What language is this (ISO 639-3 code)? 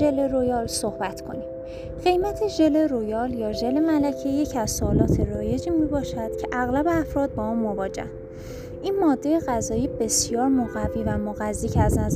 fas